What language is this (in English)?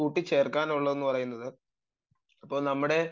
Malayalam